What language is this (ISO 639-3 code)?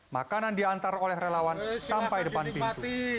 ind